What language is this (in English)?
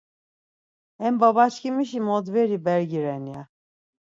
Laz